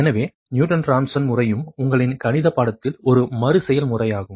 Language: Tamil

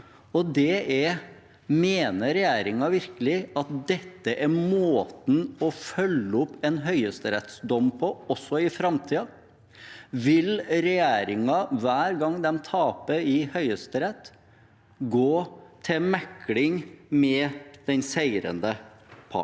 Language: Norwegian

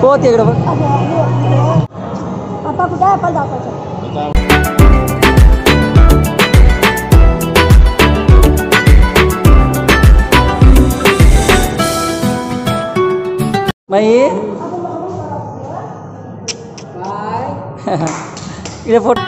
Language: Hindi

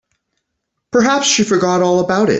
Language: English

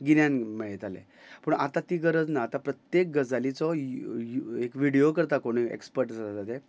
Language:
Konkani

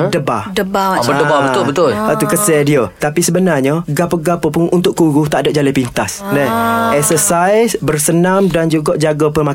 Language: Malay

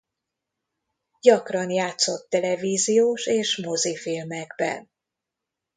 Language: Hungarian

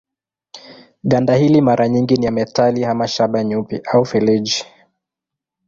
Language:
Swahili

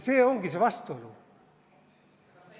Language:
Estonian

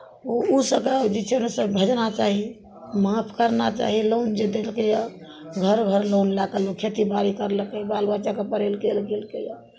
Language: Maithili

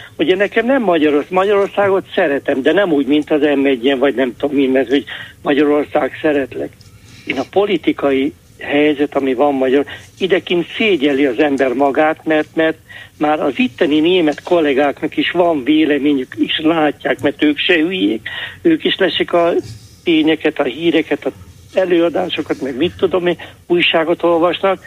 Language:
Hungarian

